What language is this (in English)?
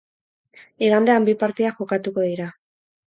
Basque